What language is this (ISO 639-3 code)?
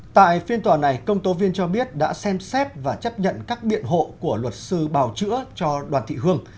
vie